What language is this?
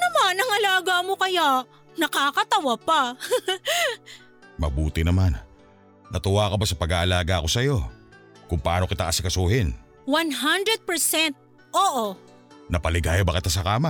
Filipino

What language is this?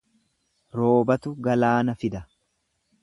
Oromo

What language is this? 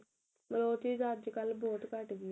Punjabi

